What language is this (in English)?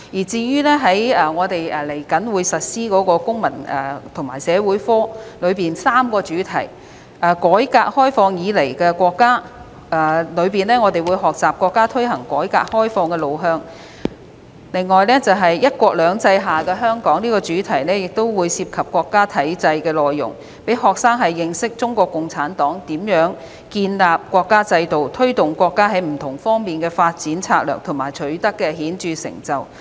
Cantonese